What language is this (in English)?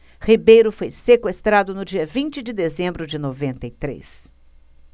Portuguese